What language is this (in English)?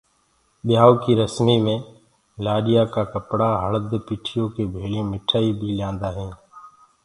Gurgula